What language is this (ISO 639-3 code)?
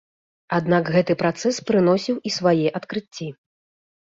bel